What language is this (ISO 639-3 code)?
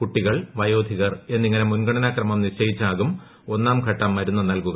mal